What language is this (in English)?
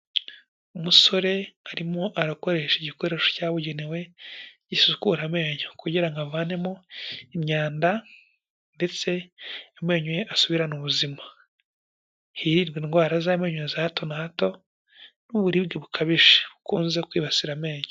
Kinyarwanda